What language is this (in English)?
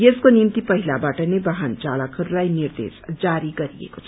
Nepali